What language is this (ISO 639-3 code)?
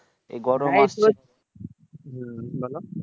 ben